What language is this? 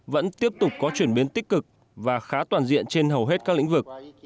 Vietnamese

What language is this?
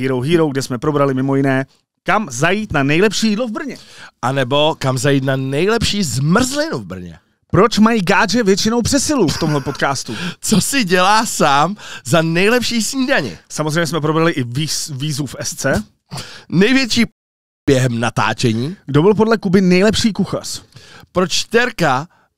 Czech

